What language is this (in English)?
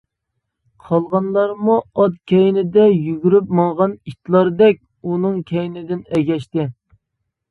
Uyghur